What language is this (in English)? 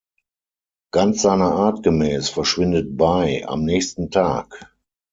German